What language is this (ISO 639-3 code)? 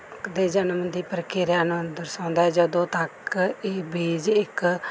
pan